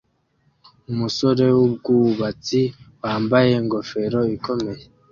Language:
Kinyarwanda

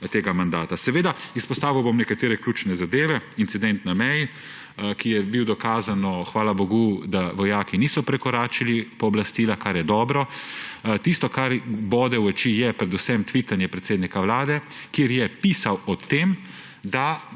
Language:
Slovenian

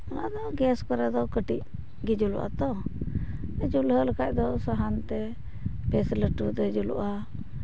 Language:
Santali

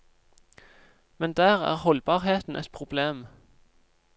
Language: Norwegian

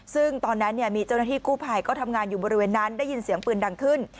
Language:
Thai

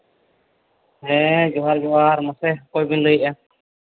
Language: Santali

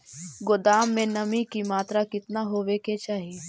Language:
Magahi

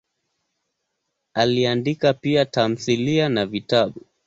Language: Swahili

